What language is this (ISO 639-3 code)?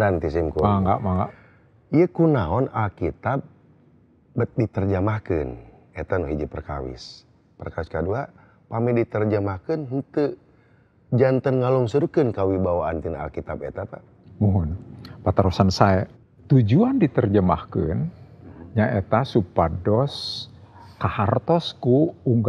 ind